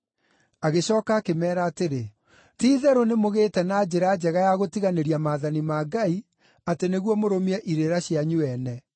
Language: Kikuyu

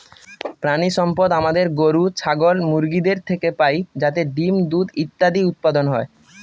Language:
Bangla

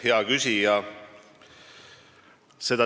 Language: Estonian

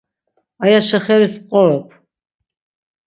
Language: Laz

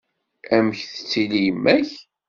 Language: Kabyle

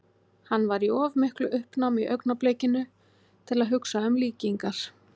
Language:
Icelandic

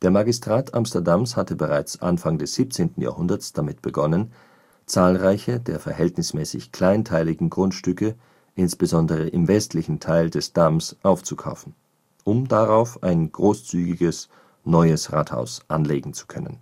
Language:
German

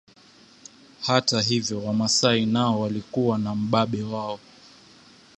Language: Swahili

